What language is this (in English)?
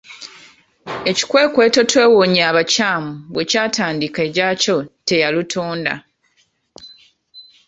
Ganda